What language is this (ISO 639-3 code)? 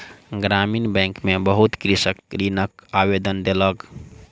mai